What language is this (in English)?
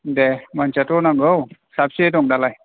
Bodo